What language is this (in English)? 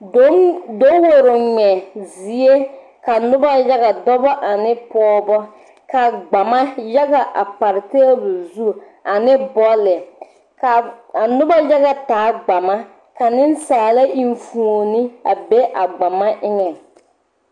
Southern Dagaare